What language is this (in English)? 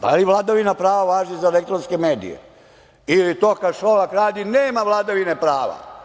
Serbian